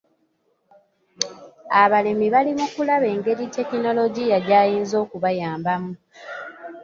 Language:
Ganda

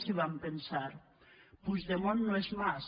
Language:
Catalan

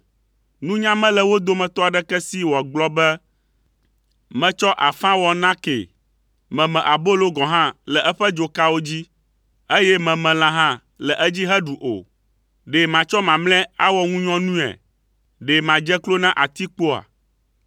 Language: Ewe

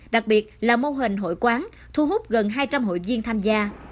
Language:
Vietnamese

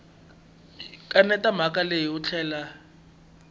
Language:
Tsonga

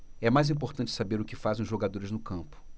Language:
Portuguese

